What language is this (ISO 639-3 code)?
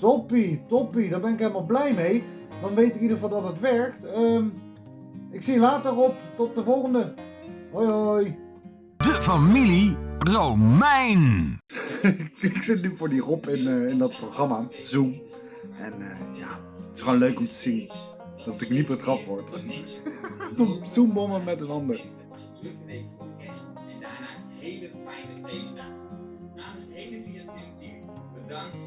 nld